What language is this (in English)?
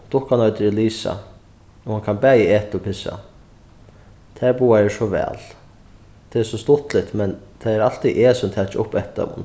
Faroese